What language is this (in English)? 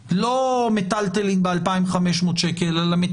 Hebrew